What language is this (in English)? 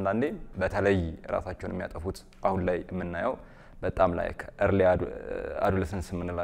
Arabic